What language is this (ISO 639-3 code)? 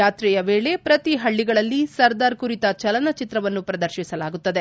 kan